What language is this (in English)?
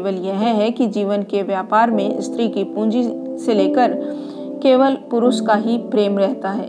Hindi